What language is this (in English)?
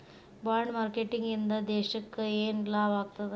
Kannada